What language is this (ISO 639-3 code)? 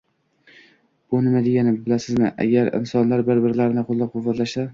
uzb